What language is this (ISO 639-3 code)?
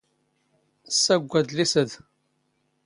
zgh